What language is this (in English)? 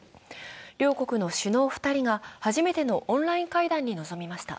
Japanese